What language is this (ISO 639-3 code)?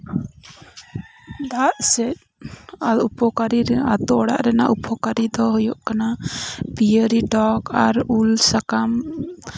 sat